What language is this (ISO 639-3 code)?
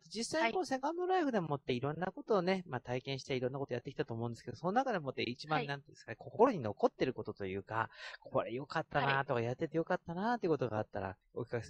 jpn